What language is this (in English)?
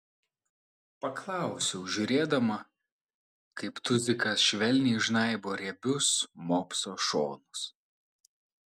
Lithuanian